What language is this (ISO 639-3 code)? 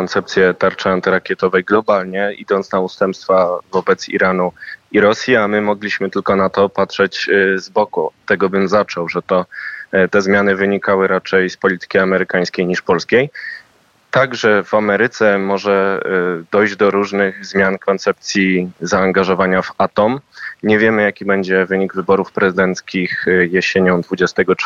pol